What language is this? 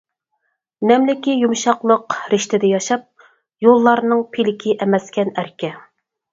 Uyghur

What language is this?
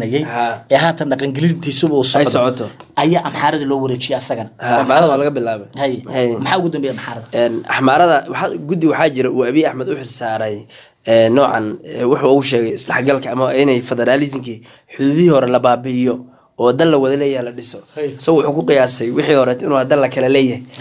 Arabic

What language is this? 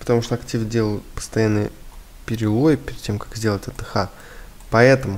Russian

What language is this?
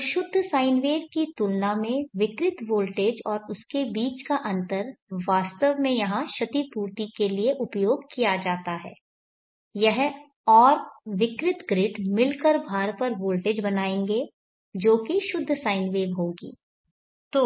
Hindi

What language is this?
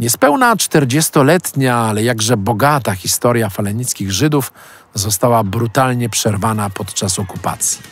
Polish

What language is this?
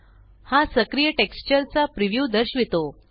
Marathi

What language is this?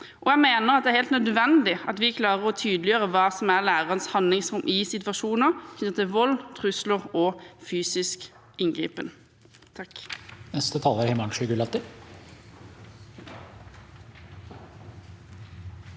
Norwegian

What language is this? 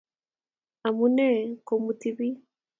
Kalenjin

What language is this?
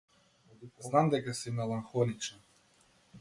Macedonian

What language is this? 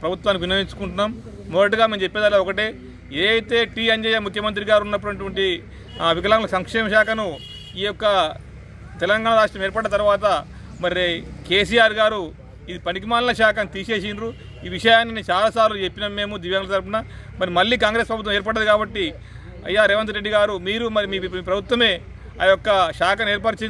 Telugu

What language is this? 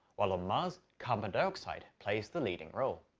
English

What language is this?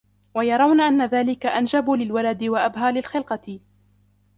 Arabic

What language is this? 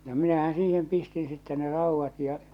Finnish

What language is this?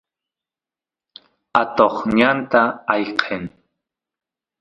Santiago del Estero Quichua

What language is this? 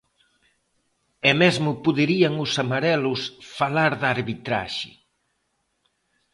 Galician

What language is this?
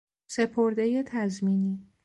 Persian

